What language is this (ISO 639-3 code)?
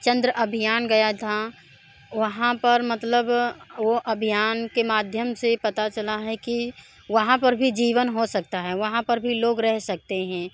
hin